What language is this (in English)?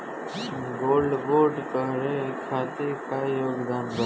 Bhojpuri